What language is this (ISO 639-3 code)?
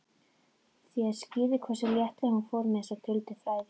isl